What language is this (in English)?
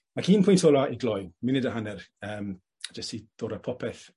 Welsh